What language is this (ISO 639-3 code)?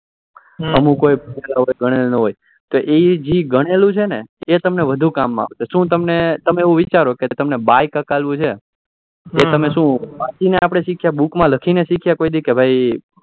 guj